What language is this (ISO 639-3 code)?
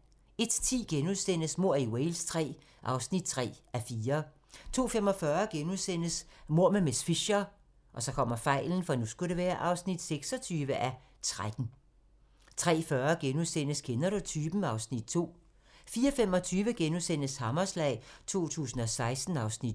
dan